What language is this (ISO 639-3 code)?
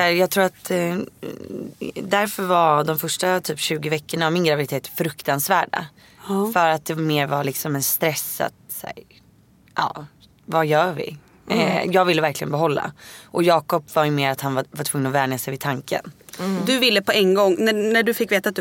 swe